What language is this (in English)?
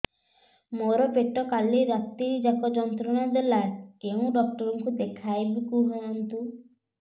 Odia